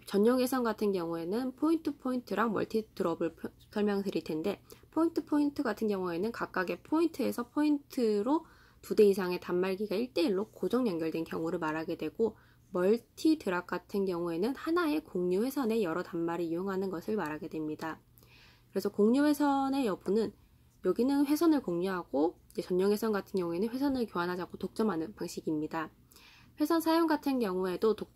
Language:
Korean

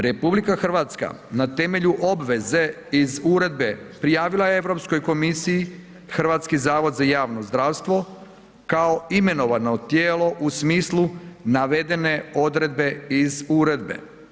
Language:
Croatian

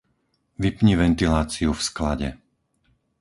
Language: Slovak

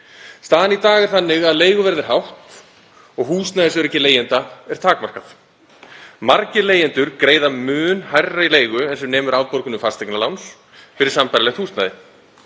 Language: Icelandic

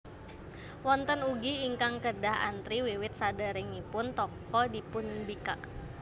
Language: Javanese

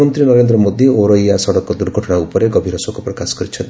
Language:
Odia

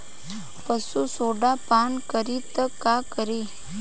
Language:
Bhojpuri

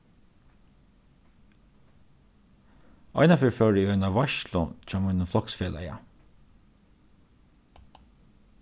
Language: Faroese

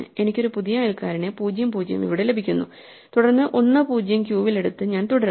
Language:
Malayalam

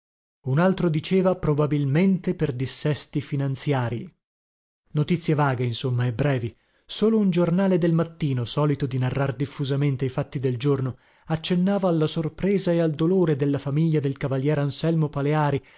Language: Italian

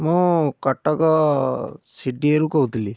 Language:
Odia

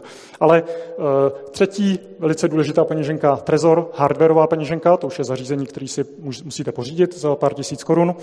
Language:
Czech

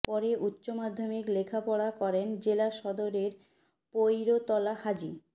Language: Bangla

